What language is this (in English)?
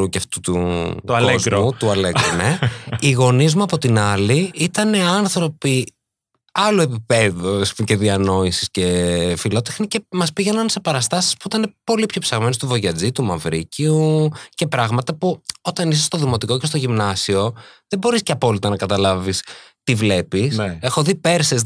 Greek